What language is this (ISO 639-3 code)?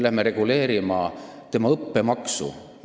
est